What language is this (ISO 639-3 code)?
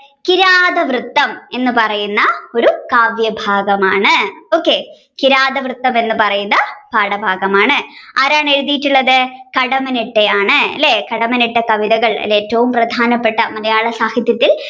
mal